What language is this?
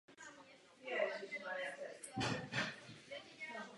Czech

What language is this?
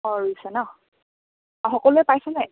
Assamese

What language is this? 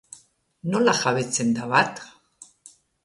Basque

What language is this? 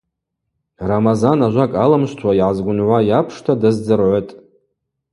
Abaza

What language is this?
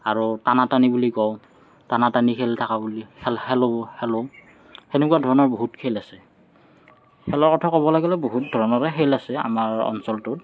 Assamese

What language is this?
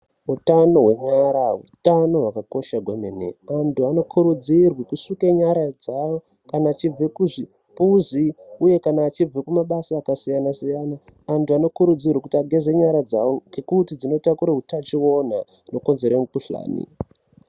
Ndau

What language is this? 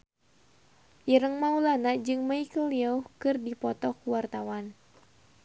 Sundanese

